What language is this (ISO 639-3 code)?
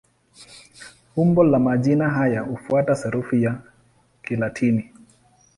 swa